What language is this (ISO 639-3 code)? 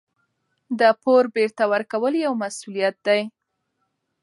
pus